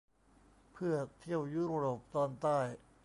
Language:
Thai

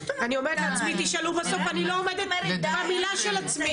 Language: Hebrew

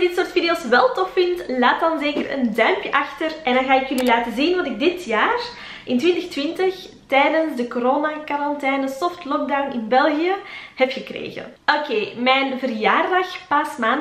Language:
Dutch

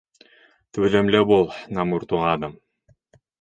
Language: Bashkir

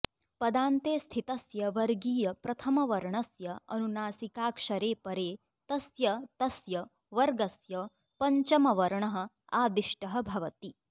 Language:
Sanskrit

